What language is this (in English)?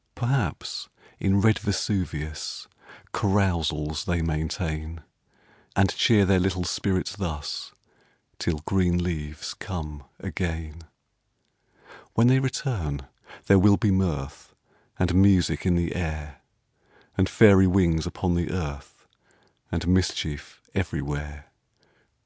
English